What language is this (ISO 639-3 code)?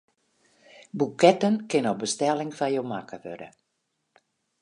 fry